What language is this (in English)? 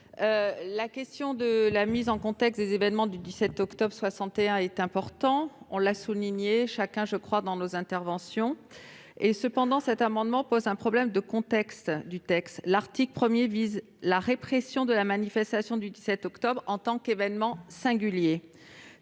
French